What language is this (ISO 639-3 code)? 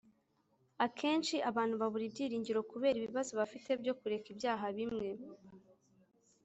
kin